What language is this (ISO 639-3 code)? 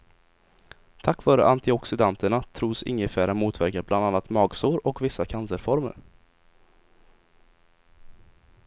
swe